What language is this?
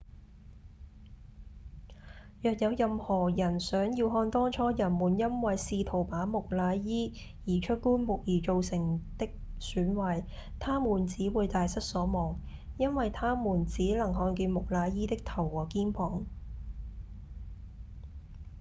Cantonese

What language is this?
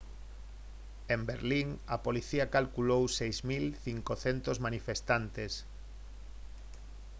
Galician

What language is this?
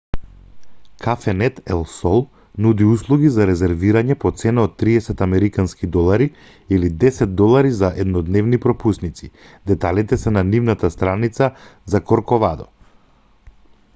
Macedonian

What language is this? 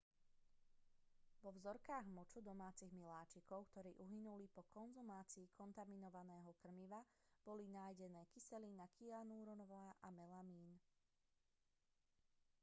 Slovak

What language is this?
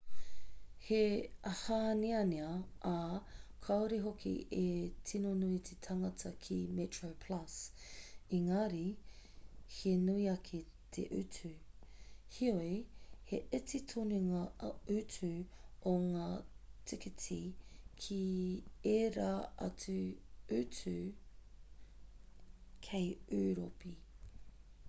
Māori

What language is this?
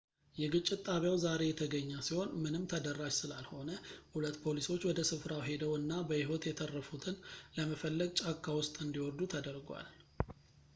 Amharic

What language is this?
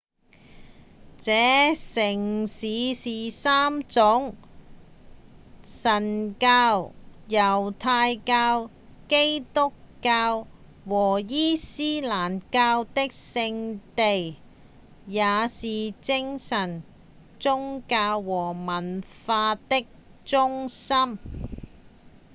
Cantonese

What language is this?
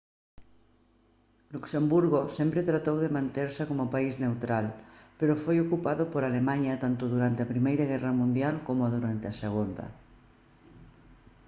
Galician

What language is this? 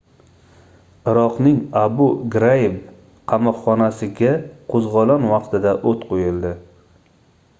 Uzbek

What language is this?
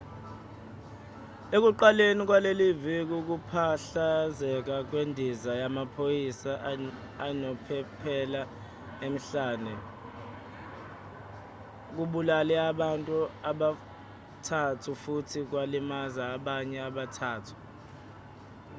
Zulu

